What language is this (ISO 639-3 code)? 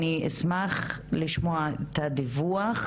heb